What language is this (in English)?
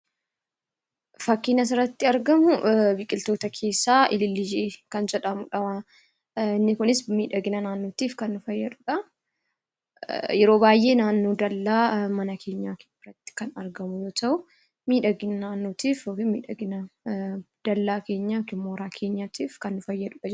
Oromo